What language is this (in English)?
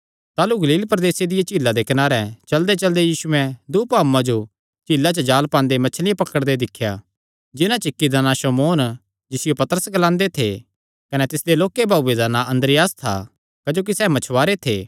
Kangri